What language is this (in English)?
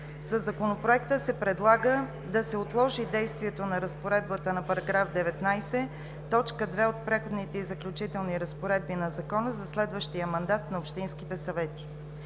Bulgarian